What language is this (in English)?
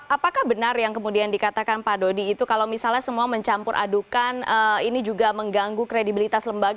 Indonesian